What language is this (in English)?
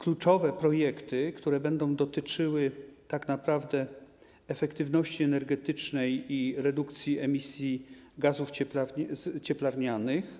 Polish